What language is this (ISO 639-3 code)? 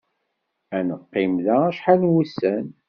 kab